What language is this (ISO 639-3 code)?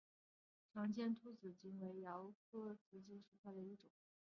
zho